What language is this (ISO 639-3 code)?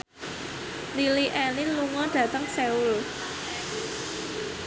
jav